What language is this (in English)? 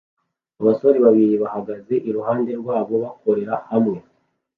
Kinyarwanda